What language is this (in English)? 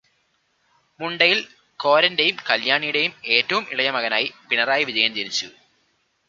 Malayalam